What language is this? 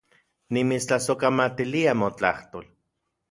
Central Puebla Nahuatl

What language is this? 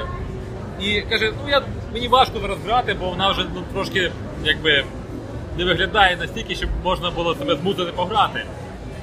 Ukrainian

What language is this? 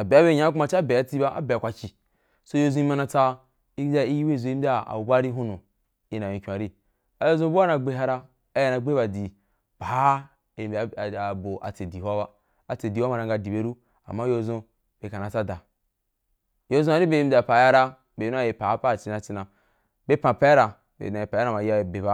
Wapan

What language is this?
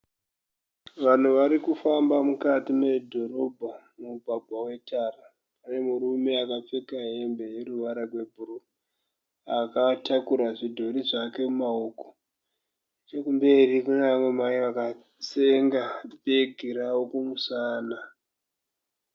Shona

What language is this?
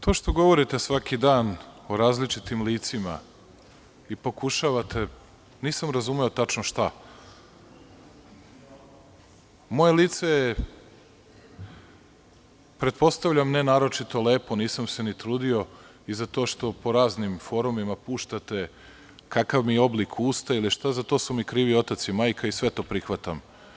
Serbian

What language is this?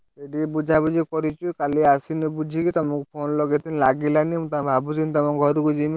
Odia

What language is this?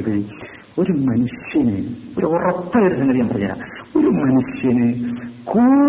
Malayalam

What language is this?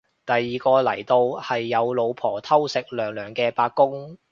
Cantonese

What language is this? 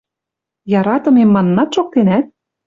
Western Mari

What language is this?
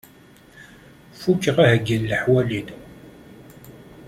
Kabyle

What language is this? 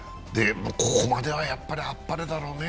Japanese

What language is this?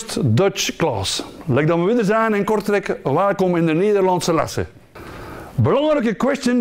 Dutch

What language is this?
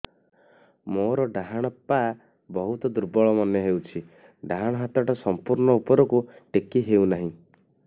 Odia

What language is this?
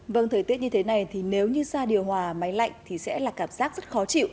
Vietnamese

